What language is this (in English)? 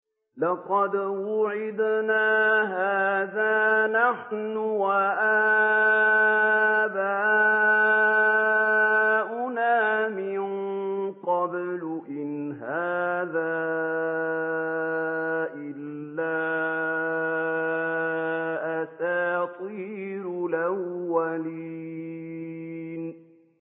Arabic